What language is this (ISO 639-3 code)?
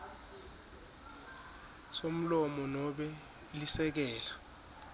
ssw